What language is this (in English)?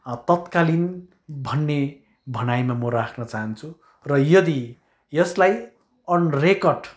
Nepali